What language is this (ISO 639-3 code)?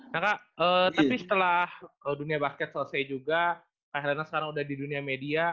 ind